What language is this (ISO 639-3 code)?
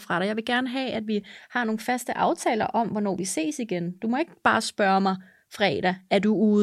dan